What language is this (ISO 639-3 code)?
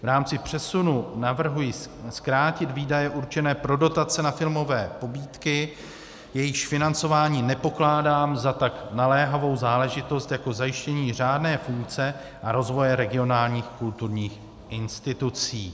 ces